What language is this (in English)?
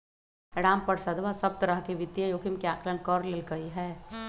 Magahi